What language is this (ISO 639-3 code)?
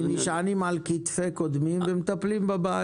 heb